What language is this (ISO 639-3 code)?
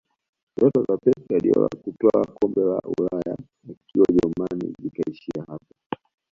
swa